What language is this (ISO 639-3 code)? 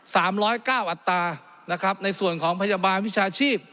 tha